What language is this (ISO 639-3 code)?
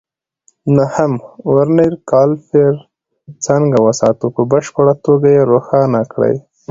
pus